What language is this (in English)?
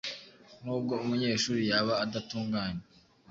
Kinyarwanda